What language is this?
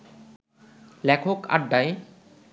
Bangla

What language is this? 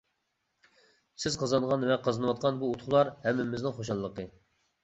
Uyghur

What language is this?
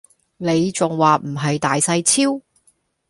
Cantonese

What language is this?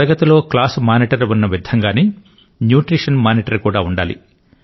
Telugu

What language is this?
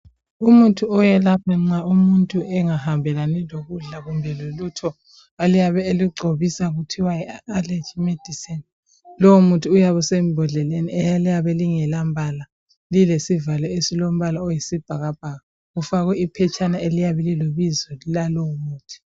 North Ndebele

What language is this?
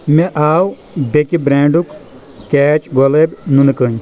Kashmiri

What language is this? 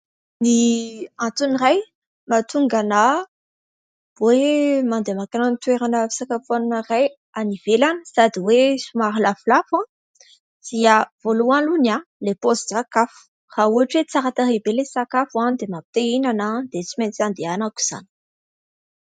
Malagasy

